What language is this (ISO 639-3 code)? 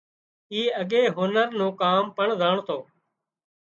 kxp